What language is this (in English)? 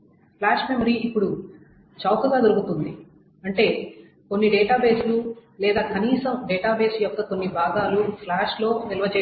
Telugu